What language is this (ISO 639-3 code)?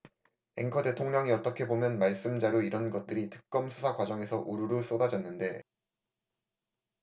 kor